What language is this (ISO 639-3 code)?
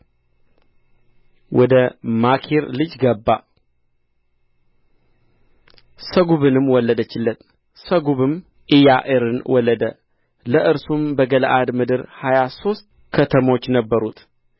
amh